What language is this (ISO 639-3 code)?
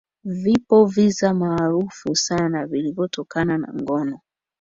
swa